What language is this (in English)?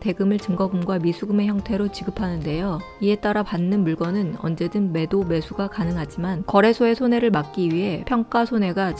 Korean